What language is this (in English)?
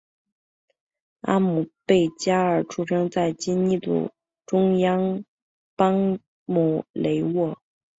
Chinese